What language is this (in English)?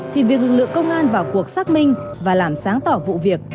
Vietnamese